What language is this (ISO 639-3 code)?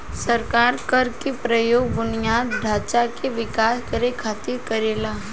bho